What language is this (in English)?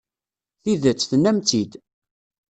Kabyle